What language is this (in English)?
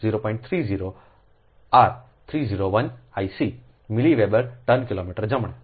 Gujarati